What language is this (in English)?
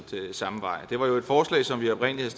Danish